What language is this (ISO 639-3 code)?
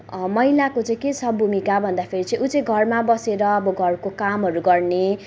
nep